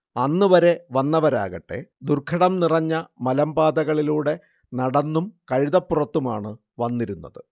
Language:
Malayalam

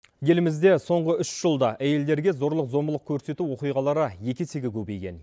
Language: Kazakh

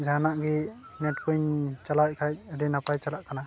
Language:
Santali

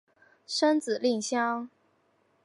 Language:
Chinese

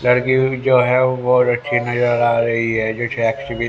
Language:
Hindi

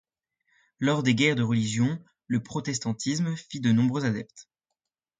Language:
French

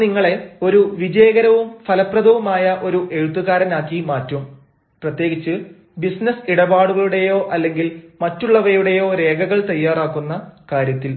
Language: Malayalam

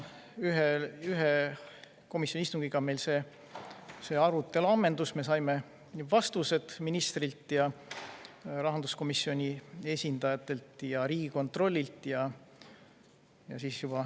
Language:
Estonian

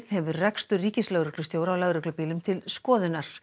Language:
Icelandic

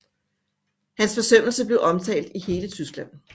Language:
Danish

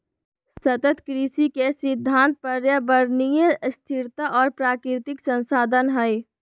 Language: Magahi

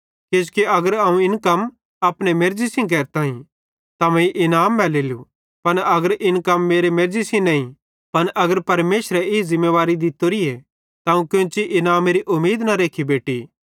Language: Bhadrawahi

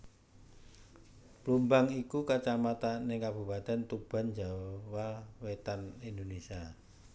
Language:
Javanese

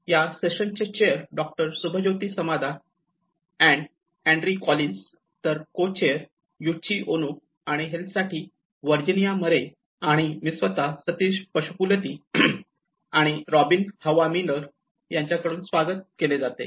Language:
Marathi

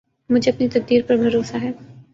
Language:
Urdu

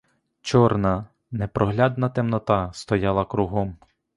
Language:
Ukrainian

